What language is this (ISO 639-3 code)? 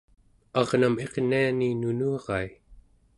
esu